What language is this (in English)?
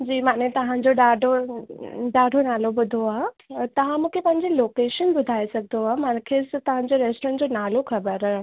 Sindhi